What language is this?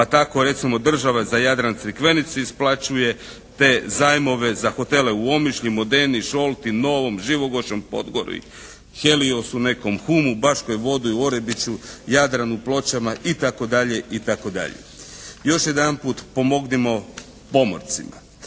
Croatian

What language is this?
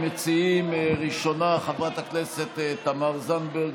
Hebrew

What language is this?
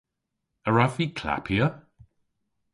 Cornish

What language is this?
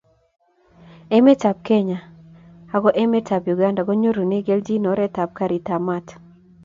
Kalenjin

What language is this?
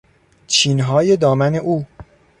Persian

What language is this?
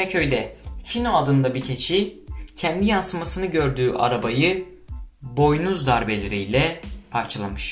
Turkish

